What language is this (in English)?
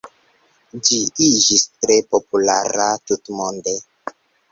Esperanto